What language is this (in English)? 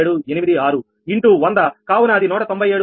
Telugu